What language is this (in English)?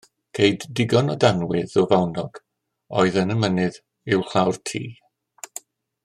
Welsh